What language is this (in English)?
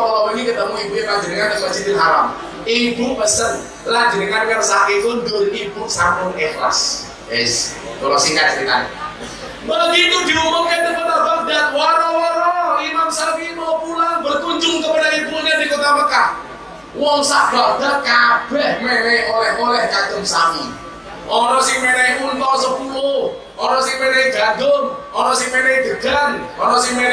Indonesian